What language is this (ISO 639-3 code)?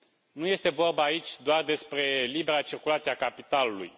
ron